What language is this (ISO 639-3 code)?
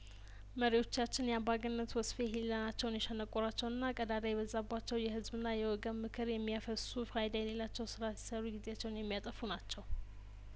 amh